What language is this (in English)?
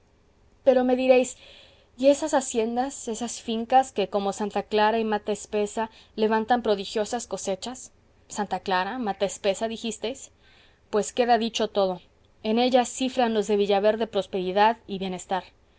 Spanish